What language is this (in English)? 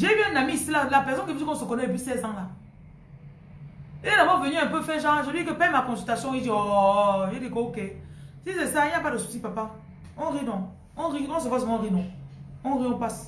French